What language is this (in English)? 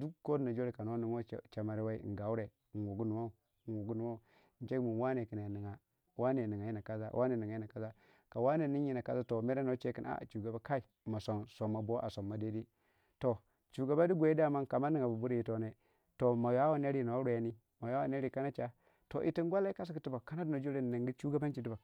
Waja